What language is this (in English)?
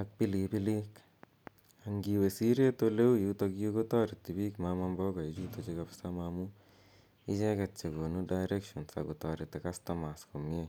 Kalenjin